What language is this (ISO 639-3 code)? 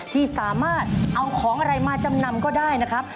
tha